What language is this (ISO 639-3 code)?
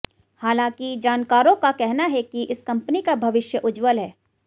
hin